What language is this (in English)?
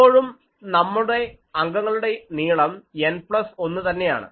Malayalam